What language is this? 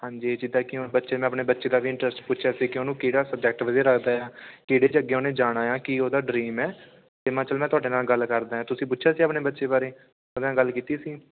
Punjabi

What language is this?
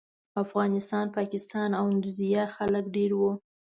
Pashto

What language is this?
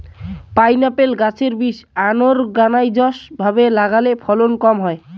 Bangla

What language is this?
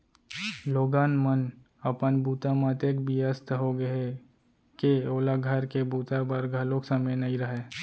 Chhattisgarhi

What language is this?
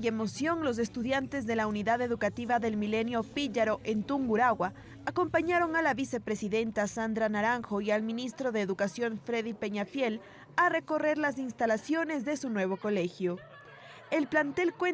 Spanish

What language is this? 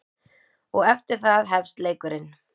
Icelandic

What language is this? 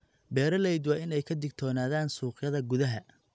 Somali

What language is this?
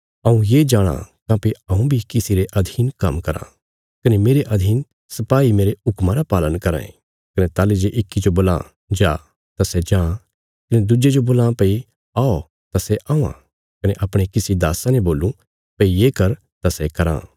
Bilaspuri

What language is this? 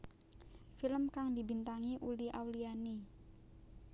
Javanese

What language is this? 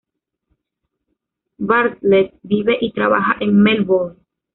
Spanish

